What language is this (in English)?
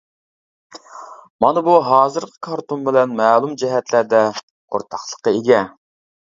Uyghur